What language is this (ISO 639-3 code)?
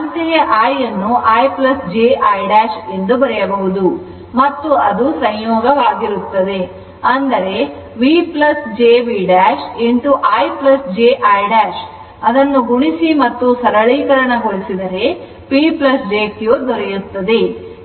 kan